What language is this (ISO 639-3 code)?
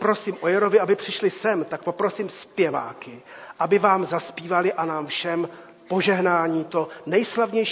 ces